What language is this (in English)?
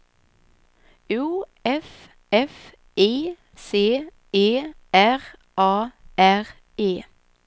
Swedish